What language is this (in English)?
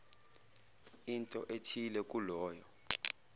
Zulu